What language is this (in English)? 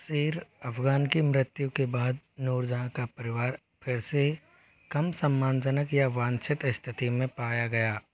Hindi